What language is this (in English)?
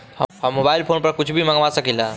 Bhojpuri